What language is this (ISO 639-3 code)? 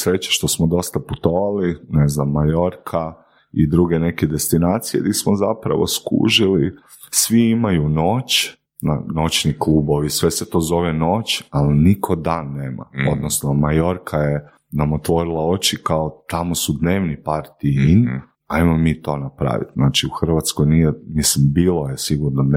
hrv